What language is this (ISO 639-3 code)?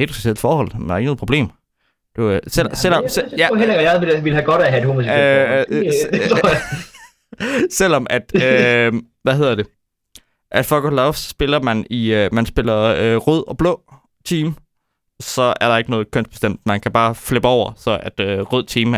dan